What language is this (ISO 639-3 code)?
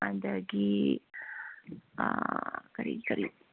mni